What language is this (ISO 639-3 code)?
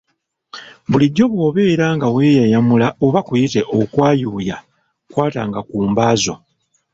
lug